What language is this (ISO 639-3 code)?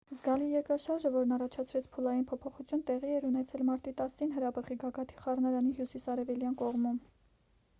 hye